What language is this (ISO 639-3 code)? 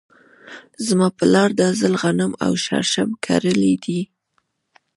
pus